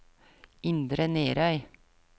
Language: Norwegian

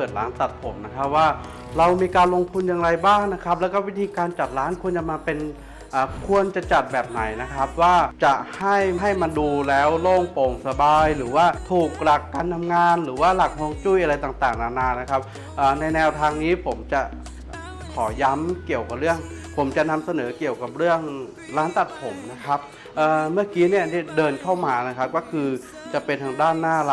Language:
Thai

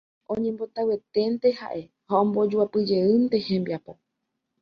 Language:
Guarani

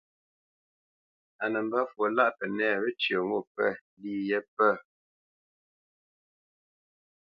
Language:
Bamenyam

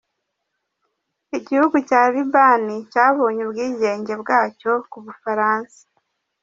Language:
Kinyarwanda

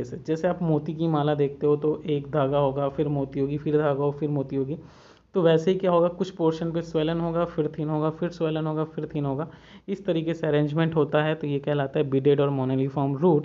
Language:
Hindi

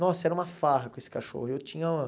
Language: Portuguese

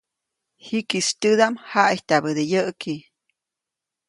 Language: Copainalá Zoque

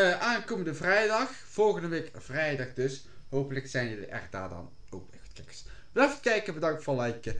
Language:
Dutch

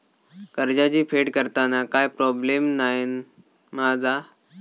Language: Marathi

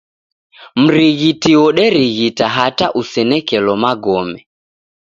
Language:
Taita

